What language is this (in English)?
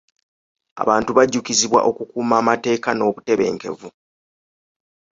Ganda